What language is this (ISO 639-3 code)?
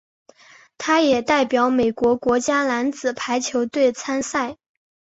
zho